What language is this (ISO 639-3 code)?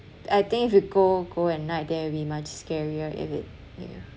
eng